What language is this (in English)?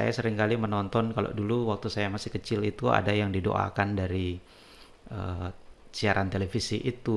Indonesian